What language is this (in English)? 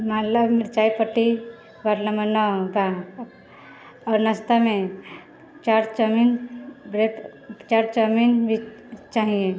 Maithili